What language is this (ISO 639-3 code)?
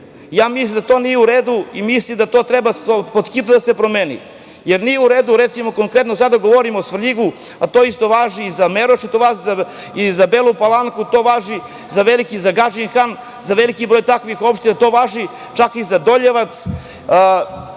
srp